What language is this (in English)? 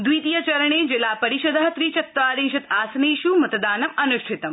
Sanskrit